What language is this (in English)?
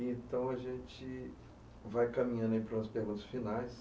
Portuguese